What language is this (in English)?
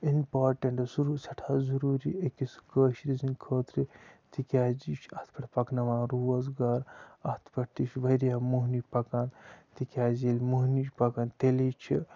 Kashmiri